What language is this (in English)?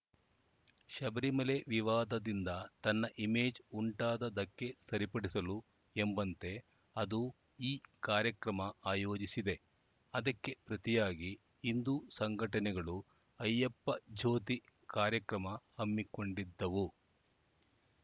Kannada